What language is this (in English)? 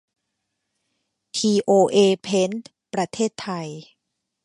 Thai